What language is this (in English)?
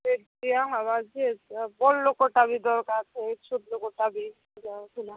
Odia